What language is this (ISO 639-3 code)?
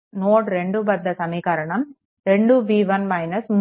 tel